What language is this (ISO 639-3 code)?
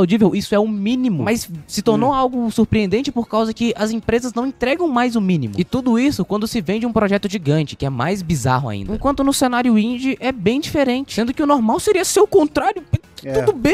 por